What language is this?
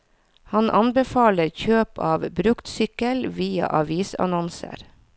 Norwegian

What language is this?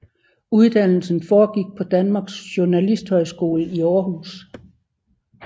Danish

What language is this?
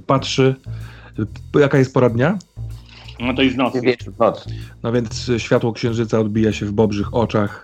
Polish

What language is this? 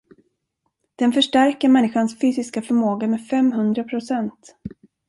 Swedish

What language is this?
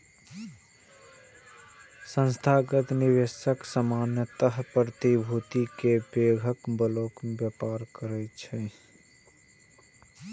Maithili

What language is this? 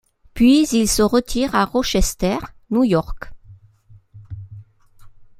French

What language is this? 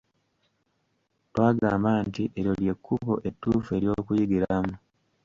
Ganda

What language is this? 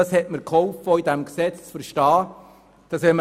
Swiss German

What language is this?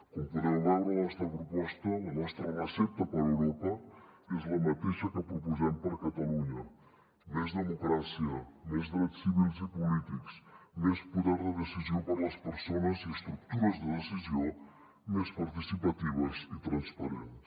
Catalan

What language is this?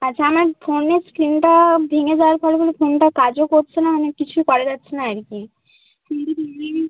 Bangla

